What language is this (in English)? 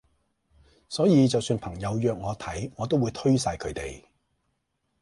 Cantonese